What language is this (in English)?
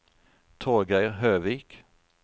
Norwegian